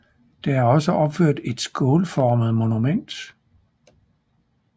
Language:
Danish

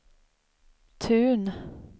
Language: Swedish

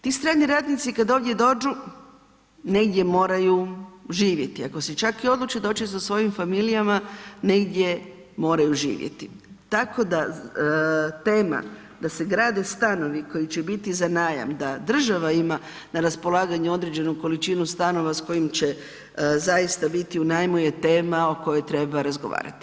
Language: Croatian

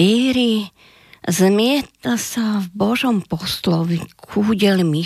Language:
Slovak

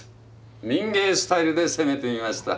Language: Japanese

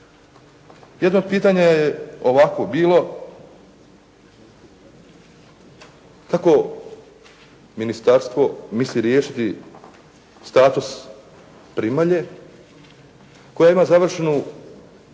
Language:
Croatian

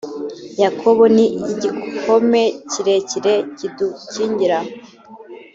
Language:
Kinyarwanda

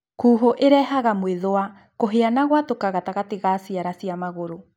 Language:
Kikuyu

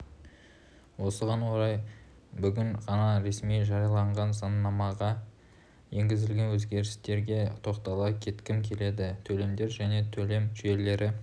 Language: Kazakh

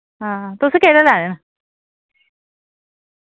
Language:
Dogri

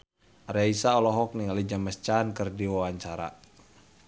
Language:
Sundanese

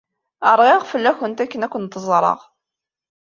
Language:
Kabyle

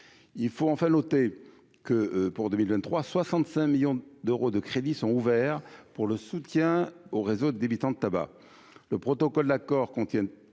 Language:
French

